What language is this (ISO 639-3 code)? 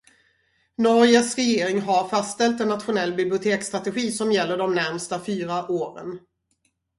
swe